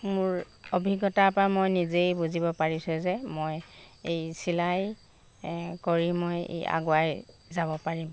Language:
Assamese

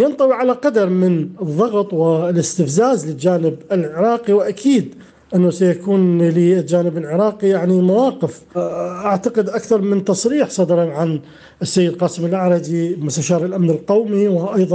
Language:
Arabic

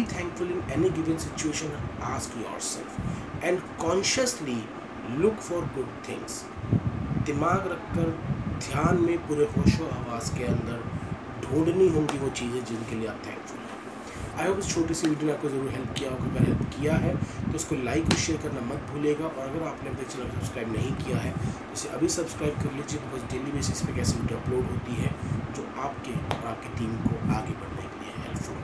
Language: Hindi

